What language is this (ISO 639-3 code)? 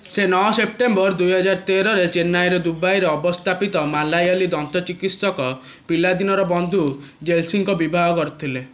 ori